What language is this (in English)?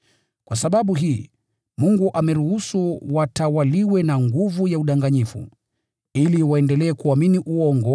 Swahili